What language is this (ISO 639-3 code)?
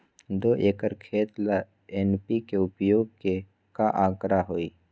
mag